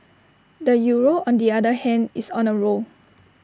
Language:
English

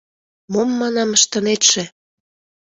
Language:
Mari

